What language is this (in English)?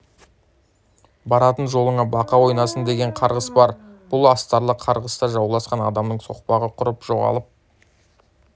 Kazakh